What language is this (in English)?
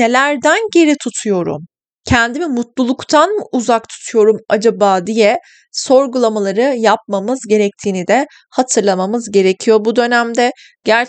Turkish